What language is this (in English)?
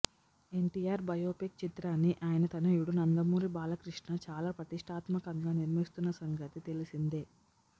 Telugu